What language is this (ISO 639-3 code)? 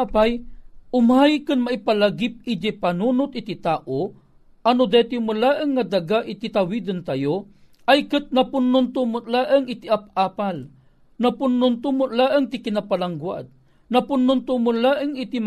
fil